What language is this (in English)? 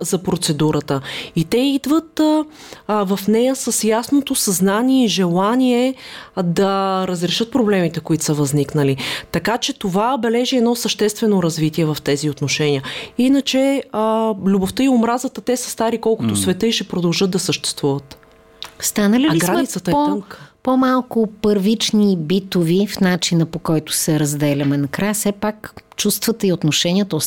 Bulgarian